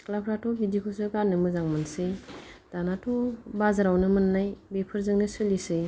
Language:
Bodo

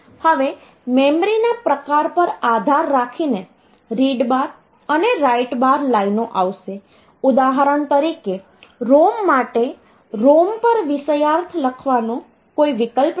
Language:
Gujarati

